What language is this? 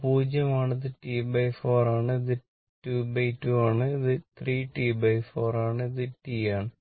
Malayalam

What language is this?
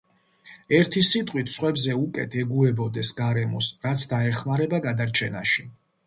Georgian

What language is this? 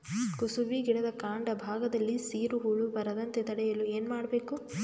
Kannada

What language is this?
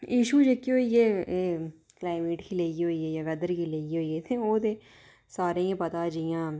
Dogri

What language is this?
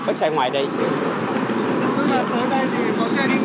Vietnamese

